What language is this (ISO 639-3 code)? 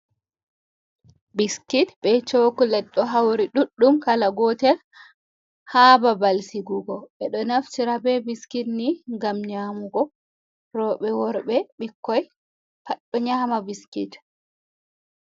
ful